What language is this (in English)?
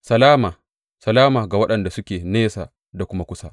Hausa